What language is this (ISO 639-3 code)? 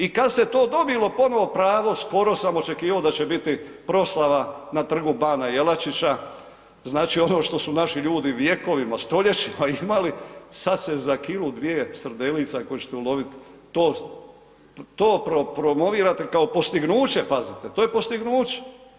hrv